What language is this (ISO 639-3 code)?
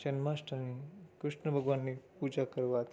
guj